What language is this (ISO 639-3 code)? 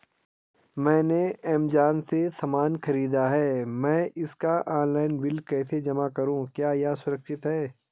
hin